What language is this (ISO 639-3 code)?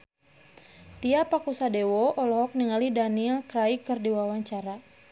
sun